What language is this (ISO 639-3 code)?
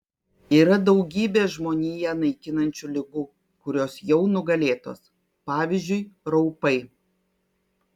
lit